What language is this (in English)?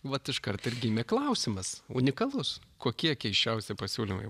Lithuanian